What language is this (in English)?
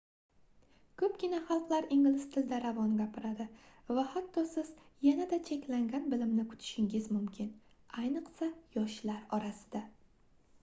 Uzbek